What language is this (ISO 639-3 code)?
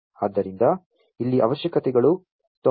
kan